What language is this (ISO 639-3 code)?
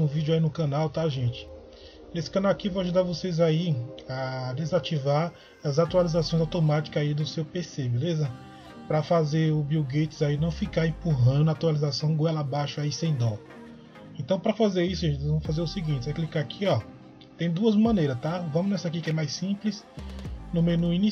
por